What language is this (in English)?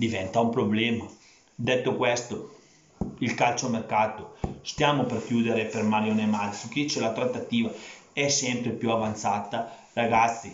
Italian